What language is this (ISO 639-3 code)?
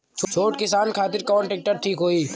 bho